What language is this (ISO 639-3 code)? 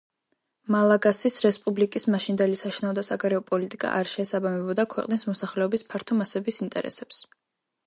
kat